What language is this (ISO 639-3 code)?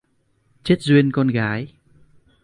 vie